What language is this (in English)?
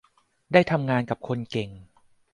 Thai